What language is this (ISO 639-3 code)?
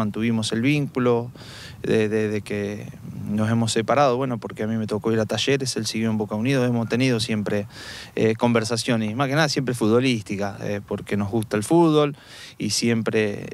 spa